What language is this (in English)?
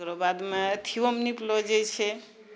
Maithili